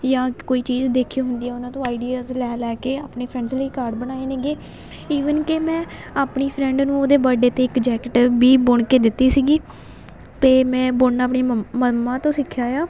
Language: Punjabi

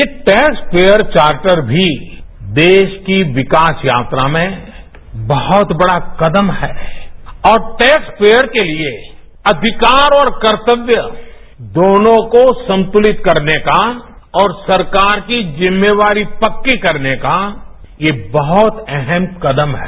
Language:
Hindi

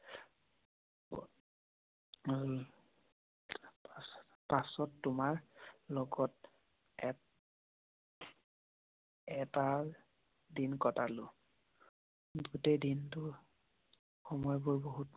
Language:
Assamese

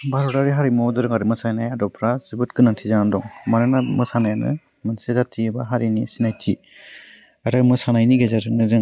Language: Bodo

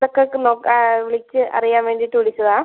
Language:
Malayalam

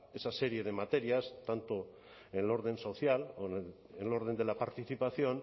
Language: Spanish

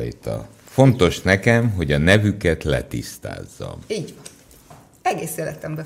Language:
Hungarian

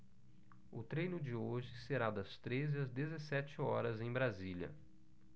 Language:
Portuguese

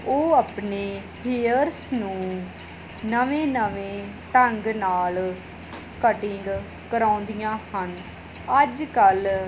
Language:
Punjabi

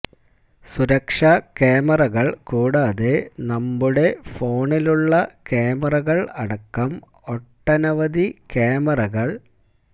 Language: Malayalam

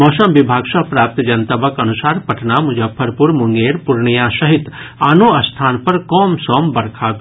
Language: Maithili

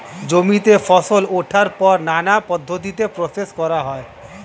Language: Bangla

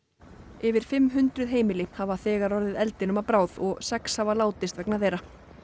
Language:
Icelandic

